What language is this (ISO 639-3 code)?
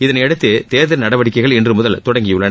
tam